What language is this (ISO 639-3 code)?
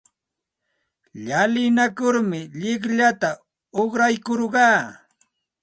qxt